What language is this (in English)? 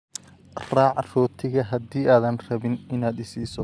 Somali